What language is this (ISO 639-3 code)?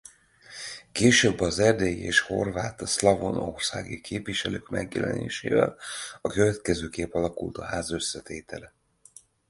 hun